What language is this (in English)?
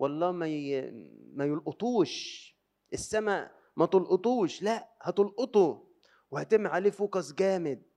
Arabic